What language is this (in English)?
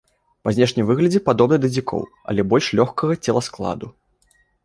Belarusian